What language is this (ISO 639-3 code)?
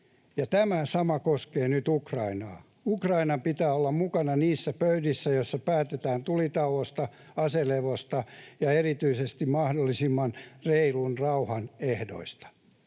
fin